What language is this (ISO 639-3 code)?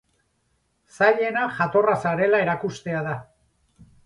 eus